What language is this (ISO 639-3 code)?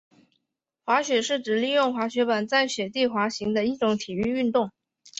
zho